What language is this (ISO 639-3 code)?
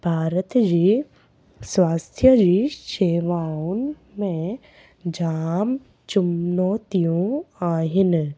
snd